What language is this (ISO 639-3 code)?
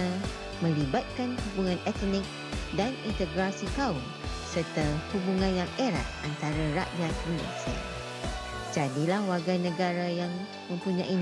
msa